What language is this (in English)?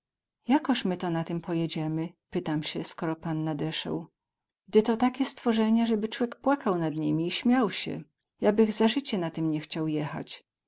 Polish